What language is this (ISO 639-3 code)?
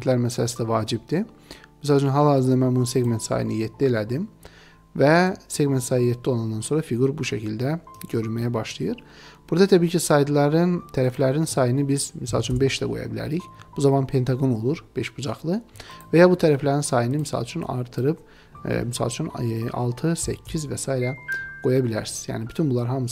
tur